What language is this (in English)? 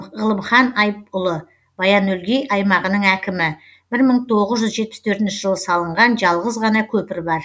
Kazakh